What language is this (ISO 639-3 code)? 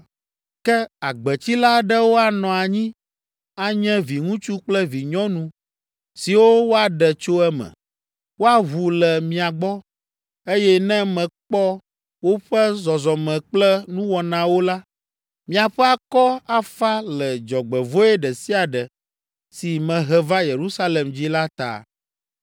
ewe